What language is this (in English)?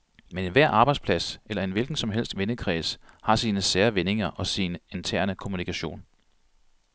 Danish